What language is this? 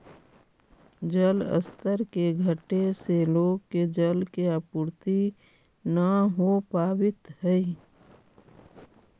Magahi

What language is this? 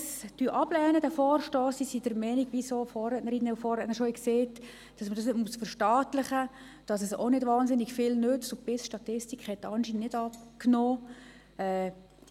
Swiss German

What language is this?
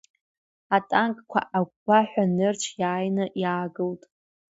Abkhazian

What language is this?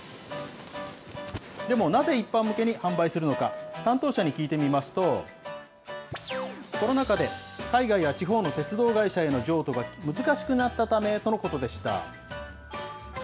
Japanese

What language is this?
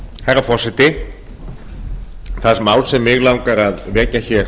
Icelandic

